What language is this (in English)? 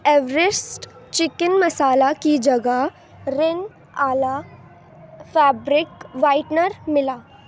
Urdu